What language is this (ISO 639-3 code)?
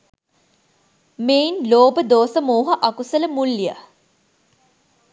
sin